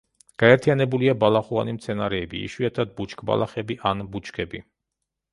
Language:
Georgian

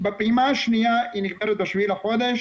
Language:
Hebrew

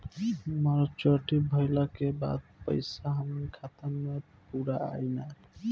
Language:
Bhojpuri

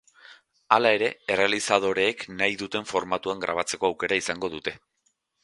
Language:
Basque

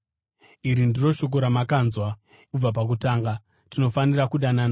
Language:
Shona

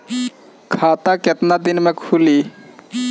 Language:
Bhojpuri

